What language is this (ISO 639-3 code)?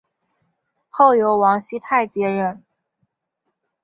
zho